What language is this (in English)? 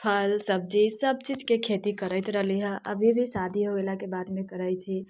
Maithili